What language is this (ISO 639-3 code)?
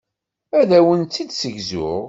kab